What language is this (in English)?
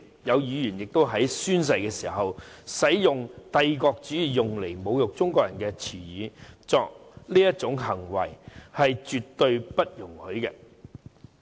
Cantonese